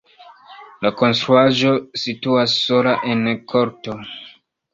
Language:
Esperanto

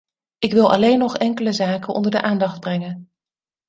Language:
Dutch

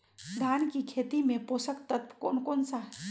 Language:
Magahi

